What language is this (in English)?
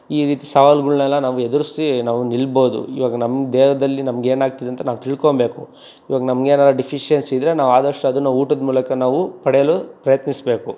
Kannada